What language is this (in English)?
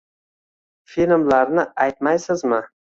Uzbek